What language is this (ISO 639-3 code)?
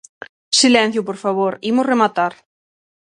glg